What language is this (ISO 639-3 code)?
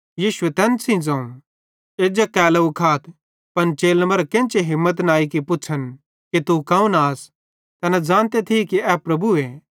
bhd